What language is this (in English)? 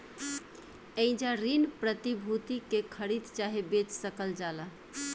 Bhojpuri